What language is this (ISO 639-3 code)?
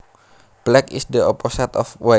jav